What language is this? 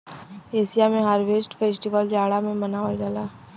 Bhojpuri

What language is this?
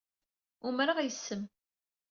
Kabyle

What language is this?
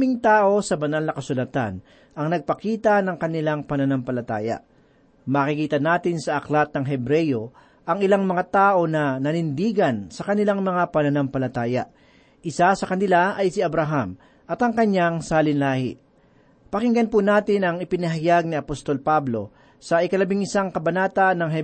Filipino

